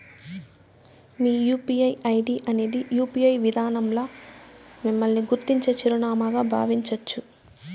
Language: Telugu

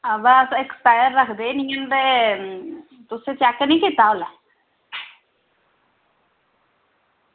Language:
Dogri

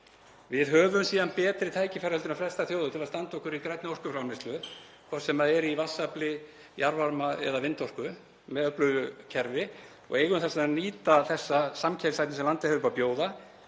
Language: Icelandic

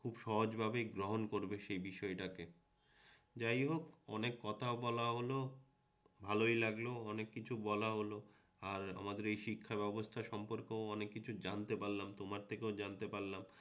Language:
Bangla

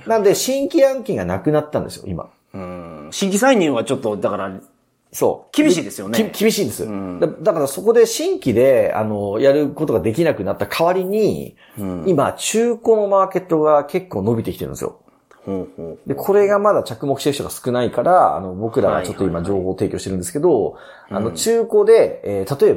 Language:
Japanese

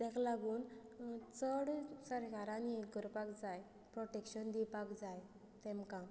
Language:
Konkani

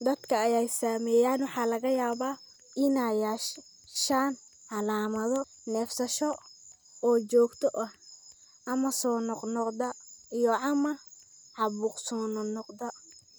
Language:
Somali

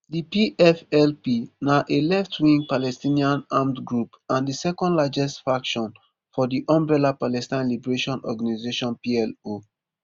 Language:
Nigerian Pidgin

